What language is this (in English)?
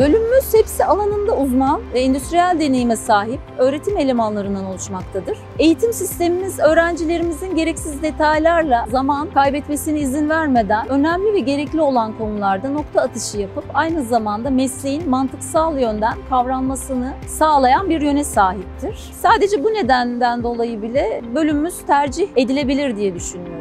Turkish